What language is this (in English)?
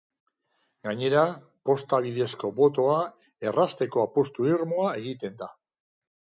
Basque